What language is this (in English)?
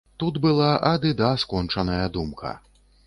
Belarusian